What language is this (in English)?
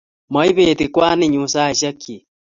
Kalenjin